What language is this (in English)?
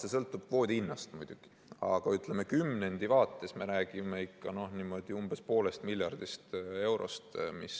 Estonian